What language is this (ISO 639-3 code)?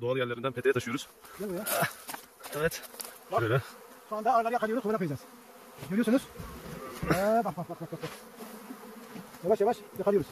tur